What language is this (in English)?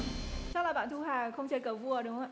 Vietnamese